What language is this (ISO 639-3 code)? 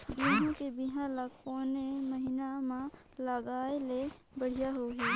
hne